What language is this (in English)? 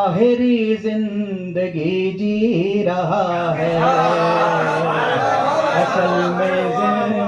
Urdu